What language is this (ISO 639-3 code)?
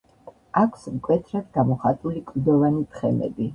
kat